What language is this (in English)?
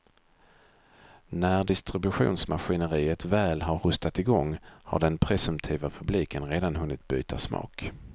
Swedish